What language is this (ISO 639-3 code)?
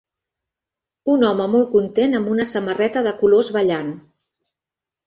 cat